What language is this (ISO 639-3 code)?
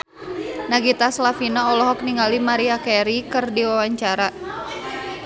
sun